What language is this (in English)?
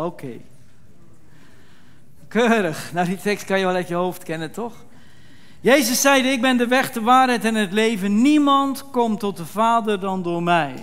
Dutch